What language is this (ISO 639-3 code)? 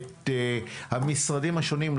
heb